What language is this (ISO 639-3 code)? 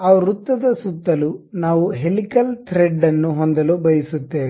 kan